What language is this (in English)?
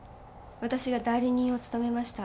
Japanese